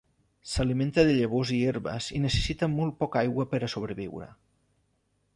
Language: Catalan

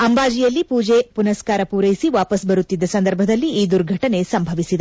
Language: Kannada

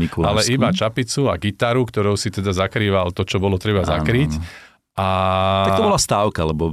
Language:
Slovak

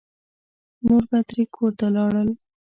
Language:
Pashto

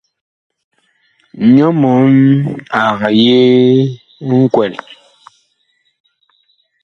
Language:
Bakoko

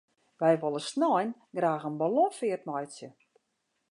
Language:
Western Frisian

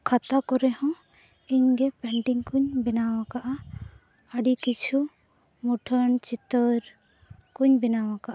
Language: Santali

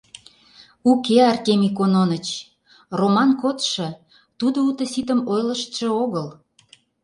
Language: Mari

